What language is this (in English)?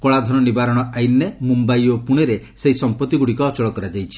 Odia